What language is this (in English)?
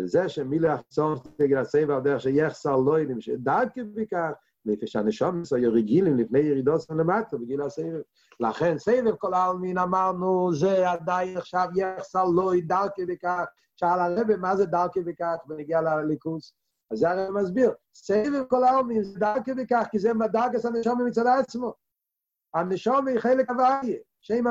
Hebrew